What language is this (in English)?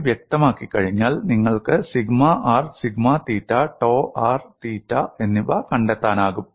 Malayalam